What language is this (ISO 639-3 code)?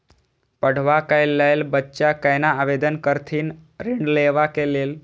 mai